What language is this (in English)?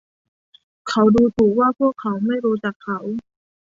Thai